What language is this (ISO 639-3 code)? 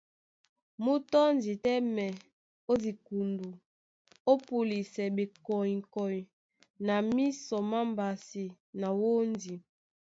dua